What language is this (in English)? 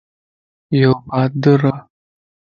Lasi